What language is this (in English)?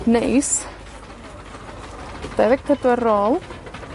Welsh